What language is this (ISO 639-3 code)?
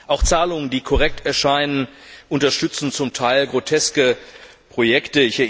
deu